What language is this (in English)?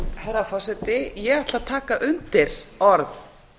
Icelandic